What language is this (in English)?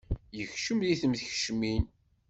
Kabyle